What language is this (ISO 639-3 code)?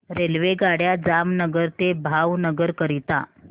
mar